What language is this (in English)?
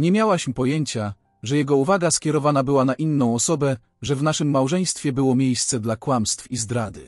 Polish